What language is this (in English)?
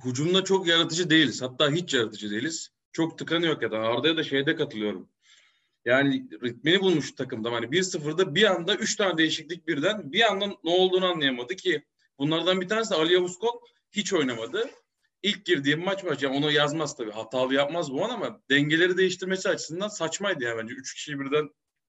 Turkish